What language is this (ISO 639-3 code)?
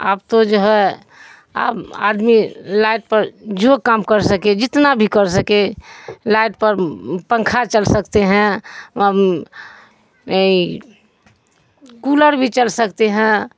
urd